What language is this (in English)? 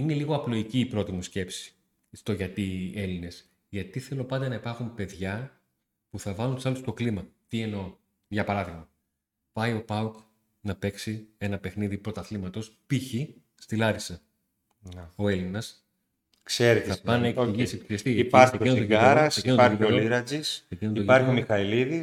Greek